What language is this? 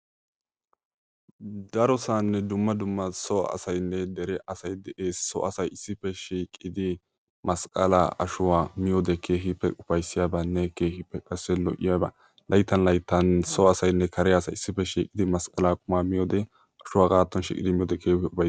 Wolaytta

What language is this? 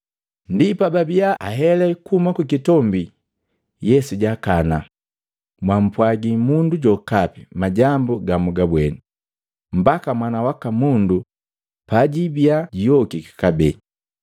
Matengo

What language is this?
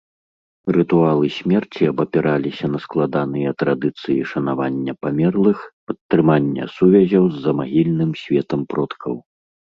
Belarusian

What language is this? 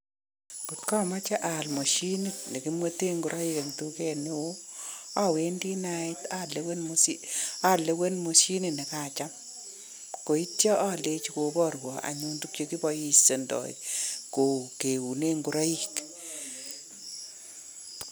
Kalenjin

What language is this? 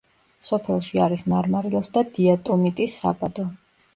Georgian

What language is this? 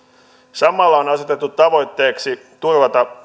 Finnish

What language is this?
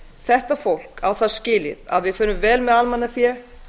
Icelandic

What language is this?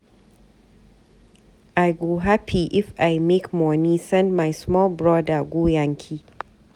Nigerian Pidgin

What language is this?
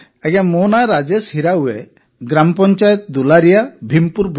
Odia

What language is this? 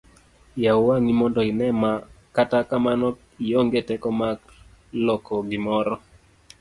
Luo (Kenya and Tanzania)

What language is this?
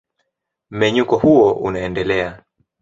Swahili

